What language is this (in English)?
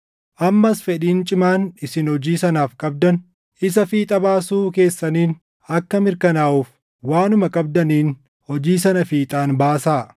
Oromo